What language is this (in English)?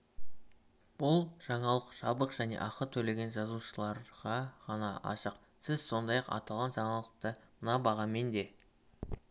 Kazakh